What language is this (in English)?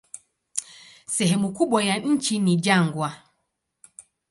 Swahili